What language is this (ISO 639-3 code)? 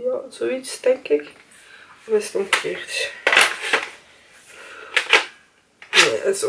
nld